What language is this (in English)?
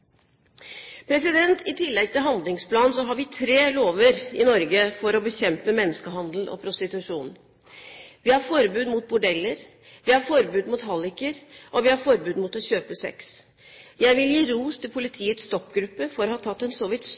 Norwegian Bokmål